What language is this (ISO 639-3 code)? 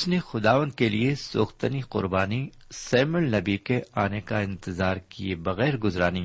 urd